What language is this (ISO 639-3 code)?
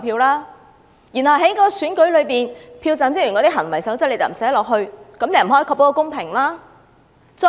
yue